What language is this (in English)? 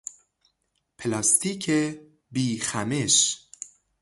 Persian